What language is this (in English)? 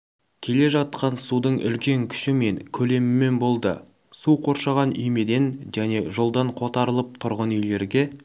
Kazakh